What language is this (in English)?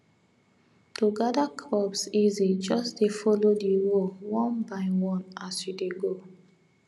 Nigerian Pidgin